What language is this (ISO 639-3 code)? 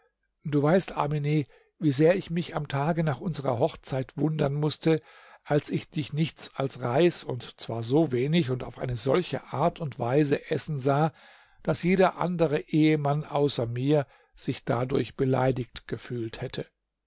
deu